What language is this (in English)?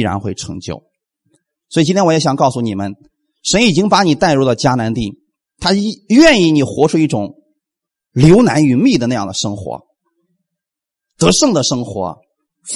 Chinese